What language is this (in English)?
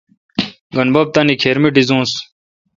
Kalkoti